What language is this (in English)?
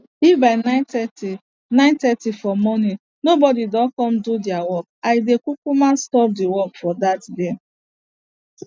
Nigerian Pidgin